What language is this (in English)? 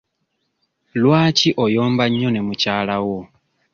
Ganda